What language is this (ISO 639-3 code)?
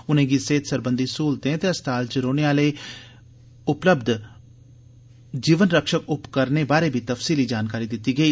doi